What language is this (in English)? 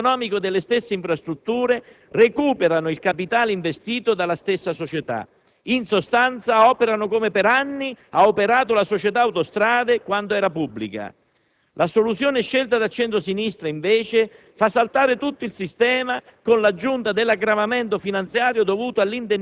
Italian